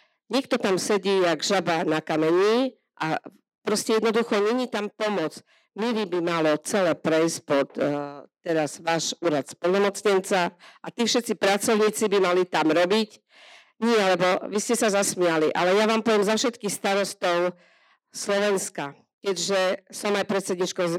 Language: Slovak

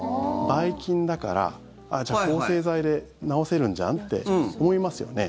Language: Japanese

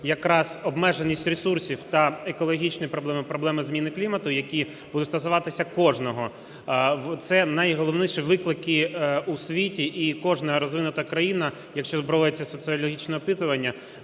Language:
Ukrainian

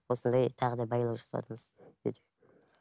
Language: Kazakh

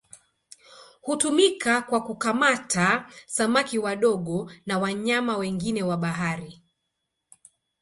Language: Swahili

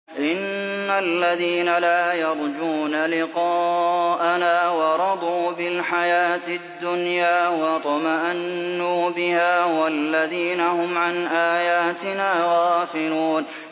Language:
Arabic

